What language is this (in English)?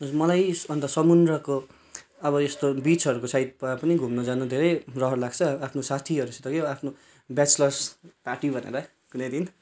Nepali